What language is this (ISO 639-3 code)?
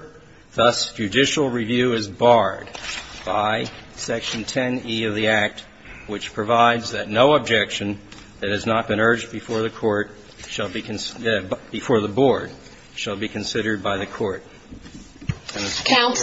eng